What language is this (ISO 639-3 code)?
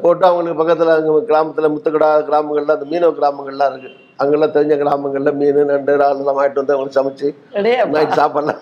tam